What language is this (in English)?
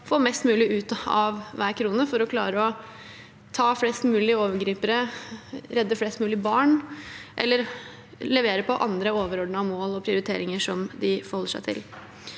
Norwegian